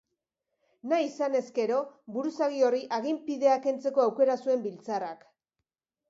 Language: Basque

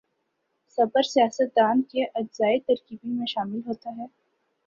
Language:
Urdu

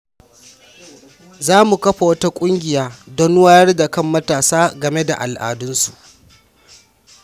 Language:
Hausa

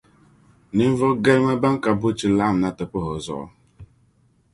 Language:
Dagbani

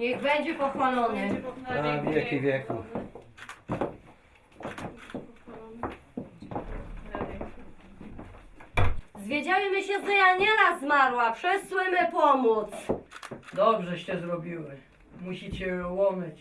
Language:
Polish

